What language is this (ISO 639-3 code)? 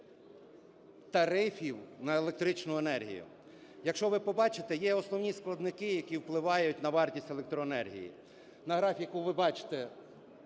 ukr